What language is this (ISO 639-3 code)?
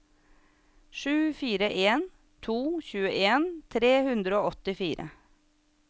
nor